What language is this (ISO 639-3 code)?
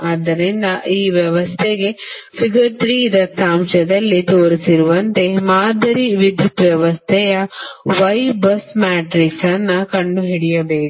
kan